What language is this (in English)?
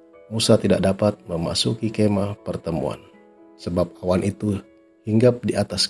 Indonesian